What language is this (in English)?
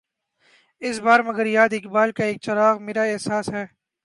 Urdu